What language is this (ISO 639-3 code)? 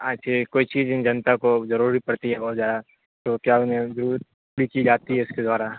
urd